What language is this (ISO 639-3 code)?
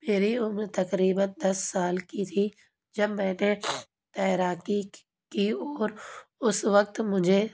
urd